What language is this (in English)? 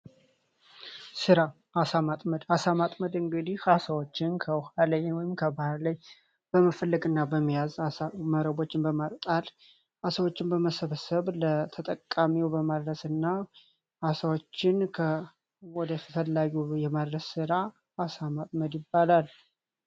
Amharic